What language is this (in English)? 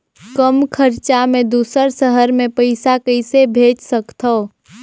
Chhattisgarhi